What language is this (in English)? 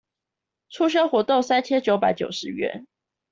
Chinese